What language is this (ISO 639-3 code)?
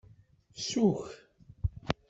kab